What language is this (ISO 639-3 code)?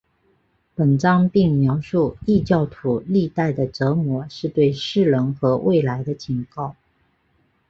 zho